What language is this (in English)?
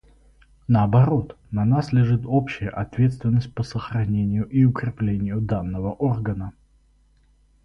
Russian